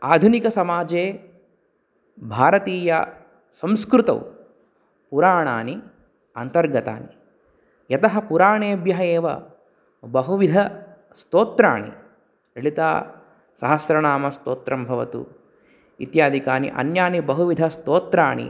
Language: Sanskrit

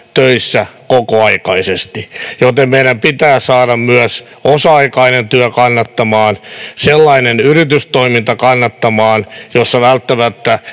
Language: Finnish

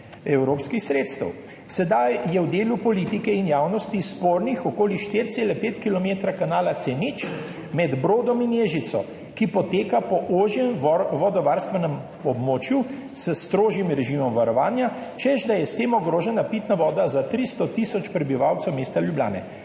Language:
Slovenian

